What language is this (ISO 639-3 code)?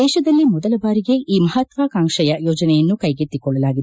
kan